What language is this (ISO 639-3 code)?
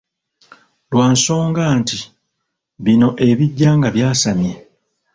lug